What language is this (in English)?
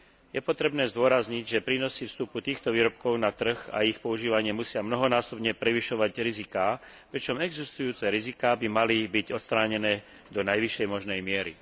Slovak